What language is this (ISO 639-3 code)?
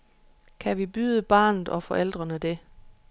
dan